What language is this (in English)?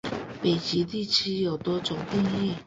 Chinese